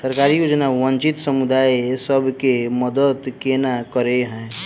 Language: Maithili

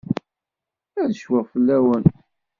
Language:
Kabyle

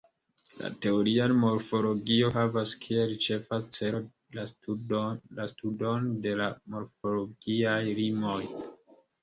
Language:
Esperanto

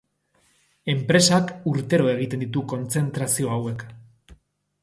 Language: Basque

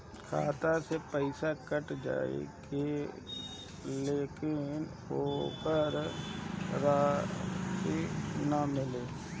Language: Bhojpuri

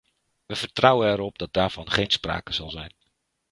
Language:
Dutch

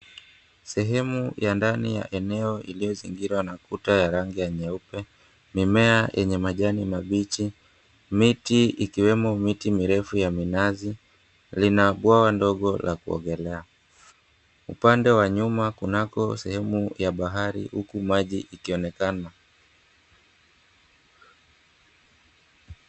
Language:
Swahili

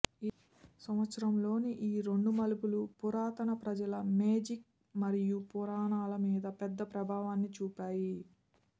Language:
Telugu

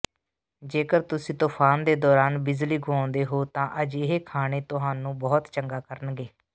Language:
Punjabi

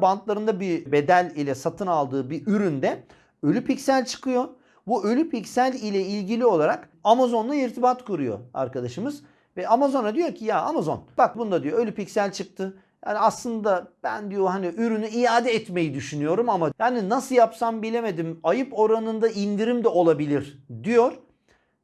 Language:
Turkish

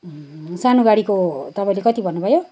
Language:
Nepali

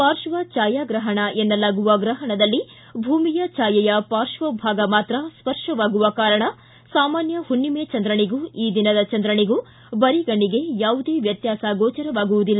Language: Kannada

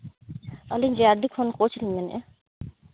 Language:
Santali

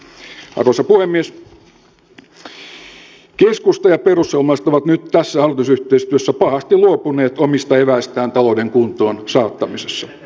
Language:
Finnish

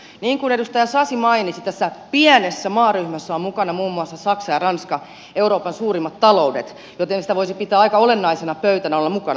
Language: Finnish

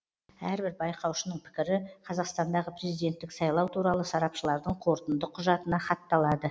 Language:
Kazakh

